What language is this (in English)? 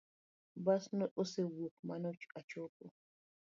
Luo (Kenya and Tanzania)